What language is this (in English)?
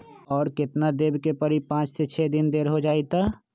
Magahi